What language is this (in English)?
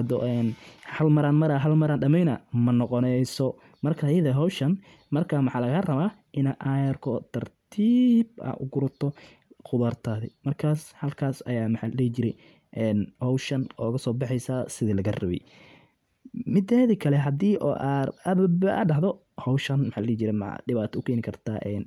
Somali